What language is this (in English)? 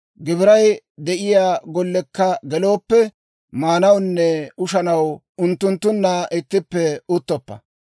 Dawro